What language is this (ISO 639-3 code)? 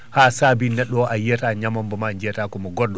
ful